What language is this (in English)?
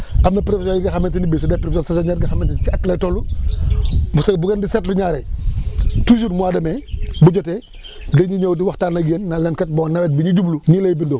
Wolof